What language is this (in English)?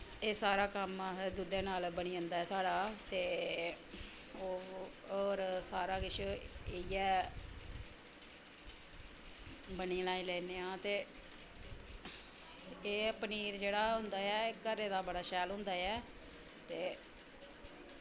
Dogri